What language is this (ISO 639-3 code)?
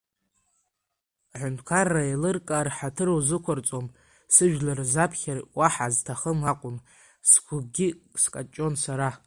abk